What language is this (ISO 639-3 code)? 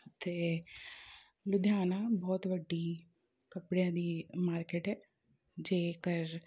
pan